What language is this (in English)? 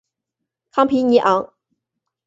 Chinese